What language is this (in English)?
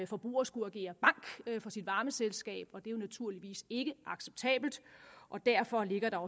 Danish